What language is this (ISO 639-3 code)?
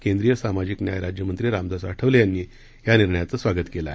mar